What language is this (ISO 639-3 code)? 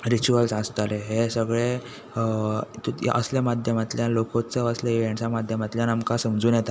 kok